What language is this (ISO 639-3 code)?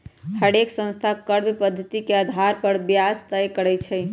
mag